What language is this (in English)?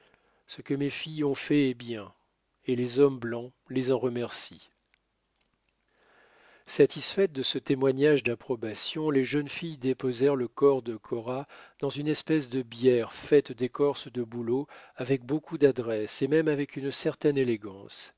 French